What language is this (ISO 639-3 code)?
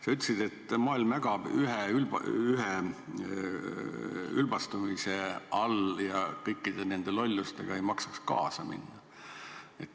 est